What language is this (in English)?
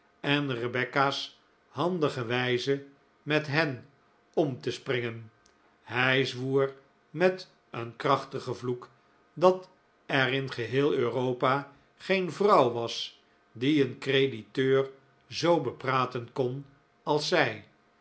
Dutch